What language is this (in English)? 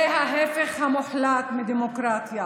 Hebrew